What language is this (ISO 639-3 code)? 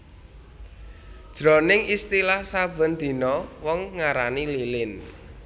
jav